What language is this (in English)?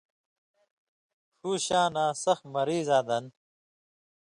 Indus Kohistani